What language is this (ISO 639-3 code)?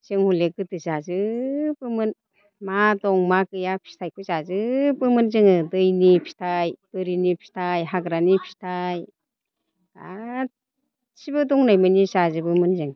brx